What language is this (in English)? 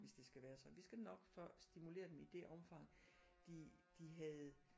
Danish